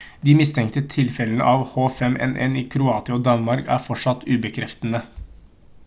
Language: Norwegian Bokmål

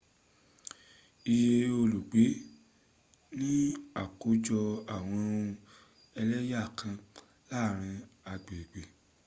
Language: Yoruba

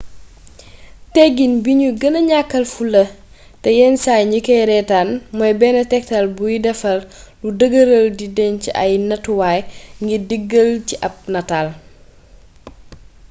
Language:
Wolof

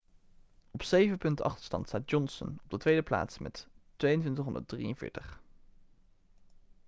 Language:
Dutch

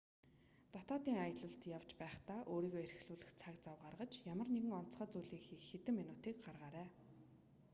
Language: Mongolian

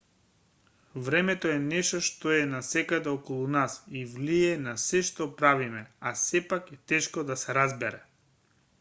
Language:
Macedonian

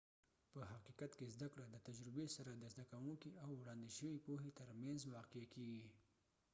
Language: Pashto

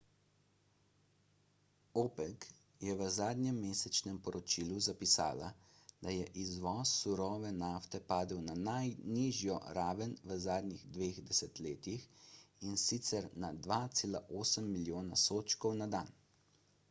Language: Slovenian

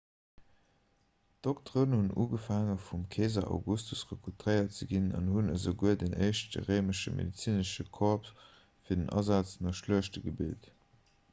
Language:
Luxembourgish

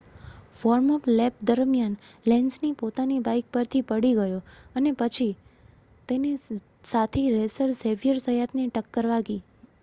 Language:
Gujarati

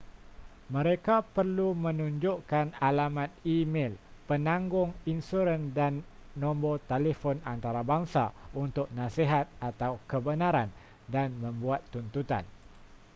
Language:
Malay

